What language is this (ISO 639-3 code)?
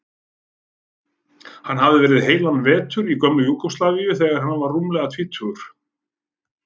isl